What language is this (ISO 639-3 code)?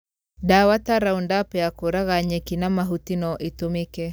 kik